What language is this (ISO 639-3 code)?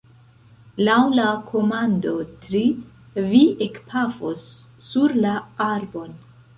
epo